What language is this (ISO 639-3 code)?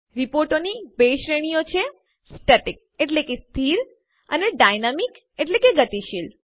guj